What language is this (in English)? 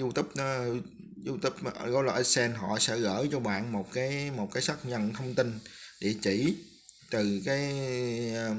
Vietnamese